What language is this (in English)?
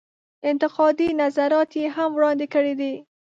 Pashto